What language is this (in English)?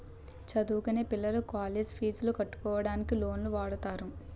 Telugu